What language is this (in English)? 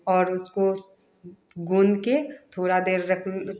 Hindi